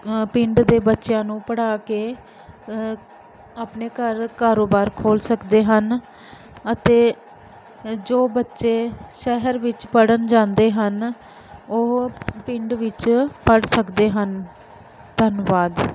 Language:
Punjabi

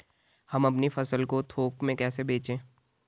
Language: Hindi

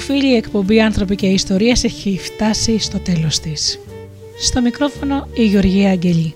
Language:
Greek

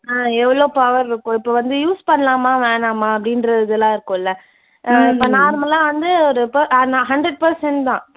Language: Tamil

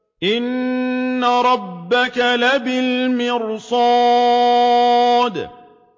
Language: Arabic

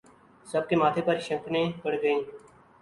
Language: Urdu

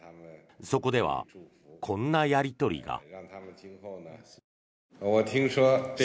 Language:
Japanese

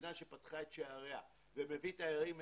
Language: Hebrew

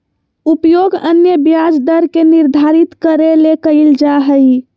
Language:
Magahi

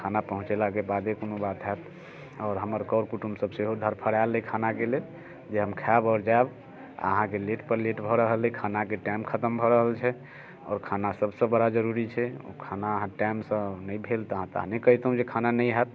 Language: Maithili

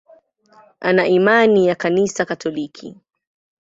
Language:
Swahili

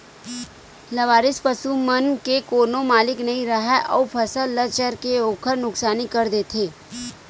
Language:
Chhattisgarhi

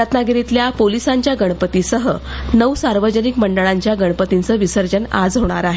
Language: Marathi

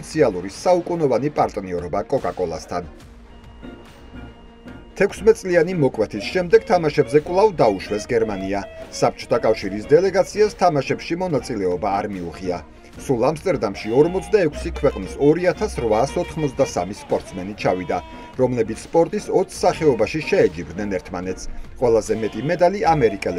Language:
Romanian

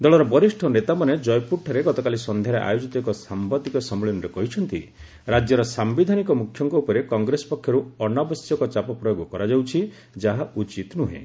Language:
Odia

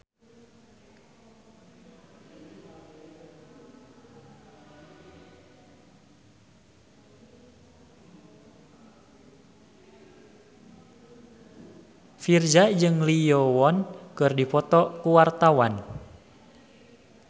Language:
Sundanese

